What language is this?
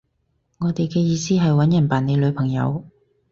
Cantonese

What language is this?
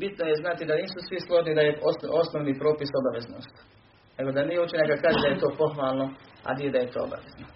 Croatian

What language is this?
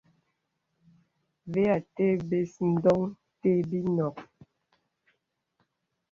Bebele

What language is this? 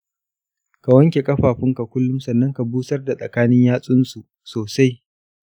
Hausa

